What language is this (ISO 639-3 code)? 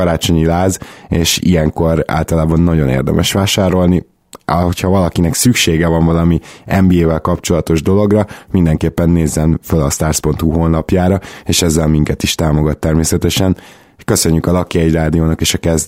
hun